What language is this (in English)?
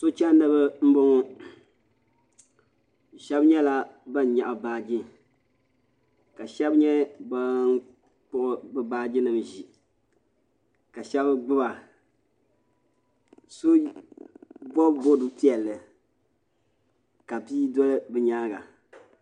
Dagbani